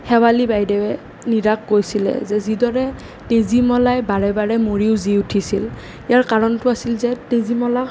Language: Assamese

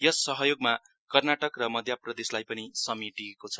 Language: Nepali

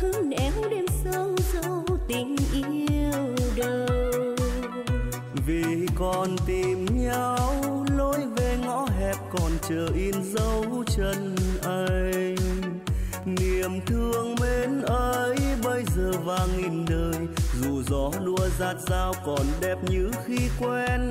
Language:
Vietnamese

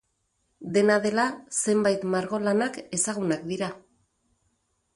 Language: Basque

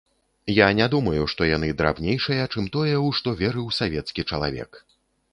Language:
Belarusian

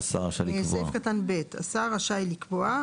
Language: Hebrew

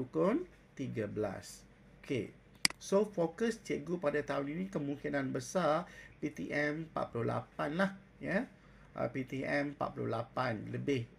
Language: Malay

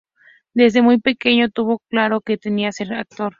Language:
Spanish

